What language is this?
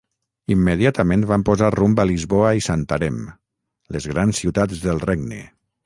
Catalan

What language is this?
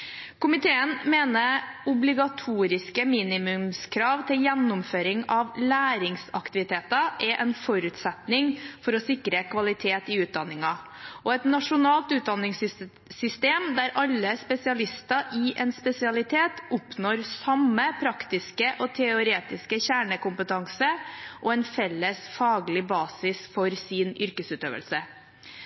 Norwegian Bokmål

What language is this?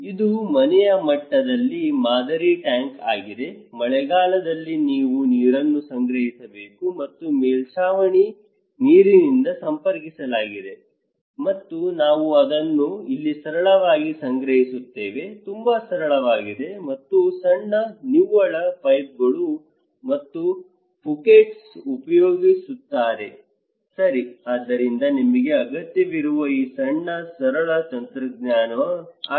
Kannada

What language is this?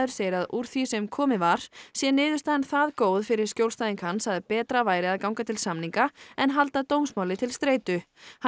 Icelandic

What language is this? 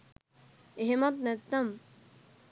Sinhala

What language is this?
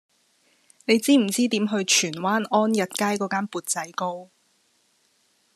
Cantonese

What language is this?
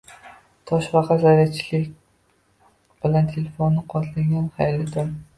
Uzbek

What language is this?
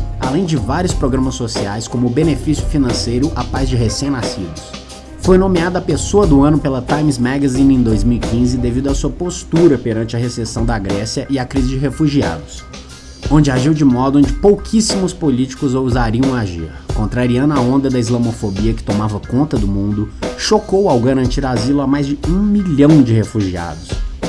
Portuguese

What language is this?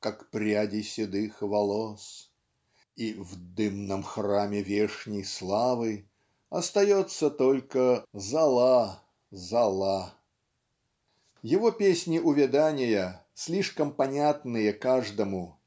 Russian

